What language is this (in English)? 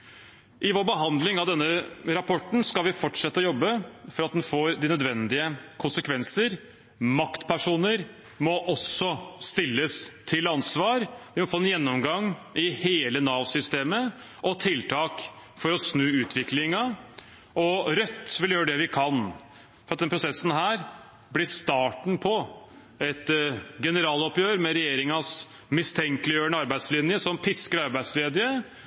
Norwegian Bokmål